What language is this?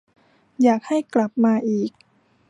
Thai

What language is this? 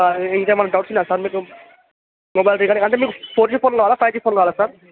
Telugu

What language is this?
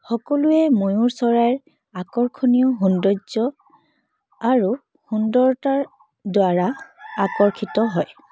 Assamese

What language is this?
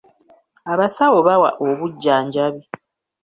Ganda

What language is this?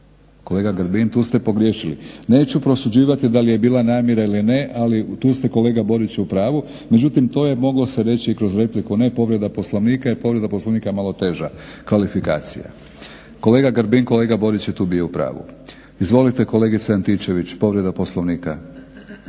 Croatian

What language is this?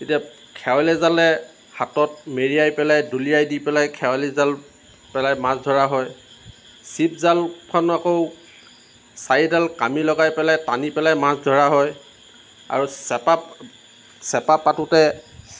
Assamese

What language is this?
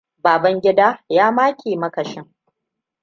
Hausa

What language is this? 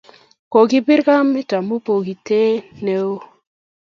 Kalenjin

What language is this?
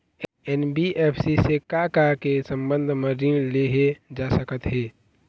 Chhattisgarhi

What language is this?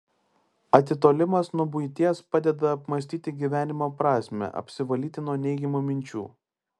Lithuanian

